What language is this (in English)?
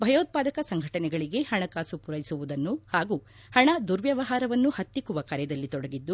Kannada